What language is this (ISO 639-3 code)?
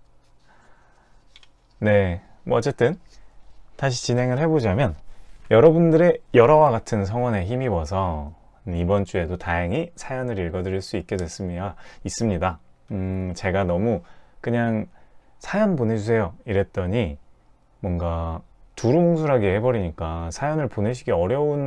kor